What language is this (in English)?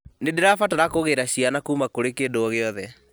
Kikuyu